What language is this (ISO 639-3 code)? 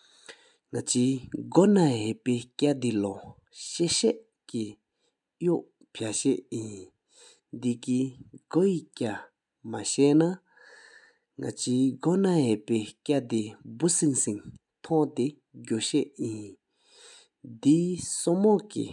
sip